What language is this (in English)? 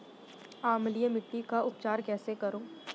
Hindi